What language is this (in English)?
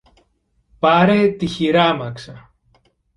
Greek